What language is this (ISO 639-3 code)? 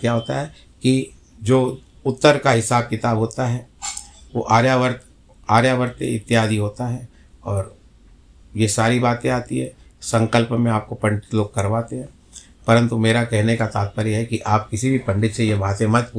hin